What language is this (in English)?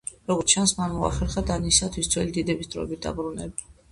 Georgian